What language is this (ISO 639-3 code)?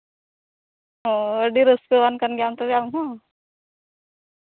sat